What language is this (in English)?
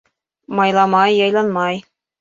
Bashkir